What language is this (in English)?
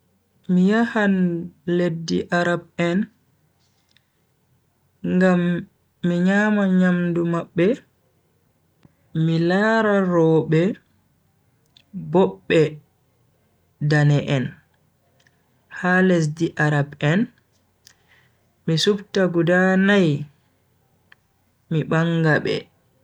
Bagirmi Fulfulde